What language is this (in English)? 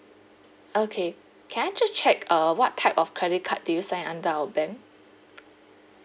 English